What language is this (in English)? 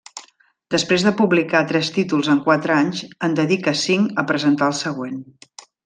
Catalan